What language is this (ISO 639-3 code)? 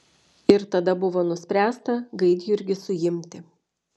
lit